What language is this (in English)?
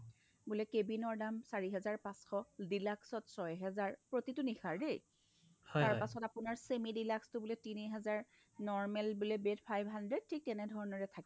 Assamese